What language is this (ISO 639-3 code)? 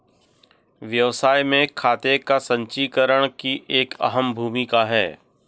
hin